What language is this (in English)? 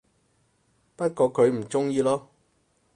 Cantonese